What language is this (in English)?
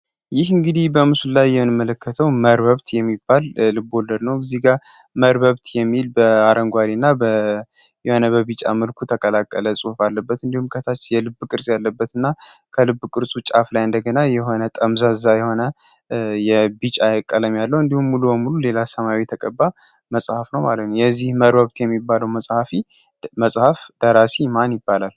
Amharic